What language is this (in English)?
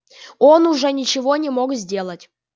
Russian